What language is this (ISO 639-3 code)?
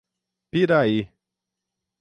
por